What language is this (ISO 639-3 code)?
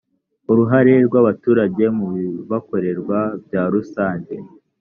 kin